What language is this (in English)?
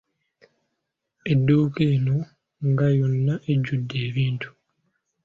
Ganda